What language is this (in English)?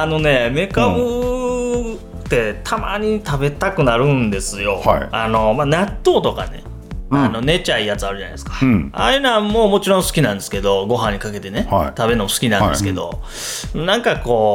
Japanese